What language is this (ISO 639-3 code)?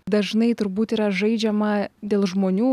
lit